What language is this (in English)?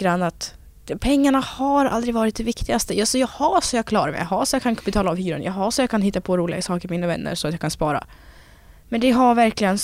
Swedish